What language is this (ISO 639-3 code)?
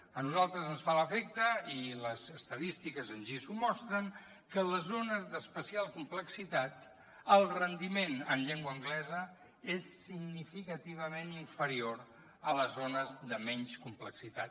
cat